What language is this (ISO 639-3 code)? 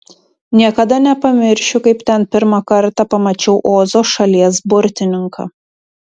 lit